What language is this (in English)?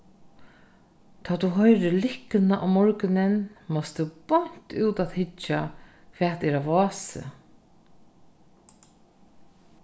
Faroese